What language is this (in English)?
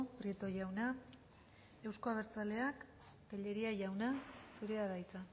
Basque